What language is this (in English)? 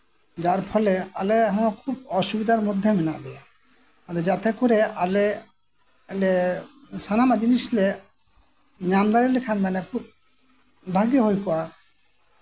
Santali